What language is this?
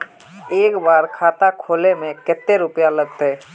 Magahi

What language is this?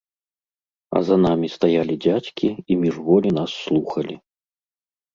Belarusian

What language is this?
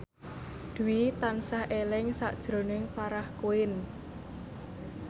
Javanese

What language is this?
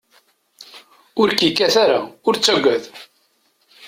Kabyle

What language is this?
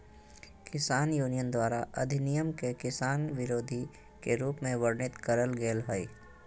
Magahi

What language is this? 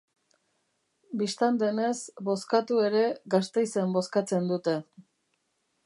Basque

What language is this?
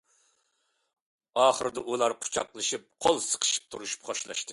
Uyghur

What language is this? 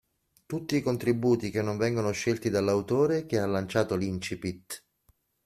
Italian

